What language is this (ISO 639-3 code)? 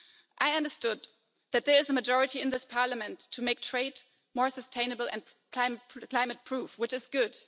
eng